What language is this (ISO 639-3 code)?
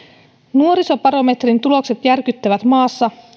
fin